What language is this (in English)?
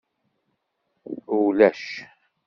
Kabyle